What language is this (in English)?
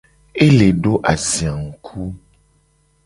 Gen